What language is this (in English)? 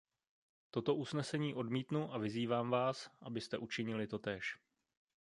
Czech